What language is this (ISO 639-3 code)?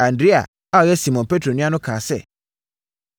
aka